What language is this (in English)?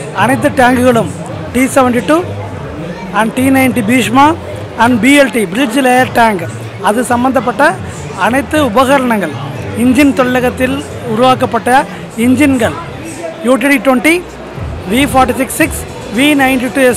Indonesian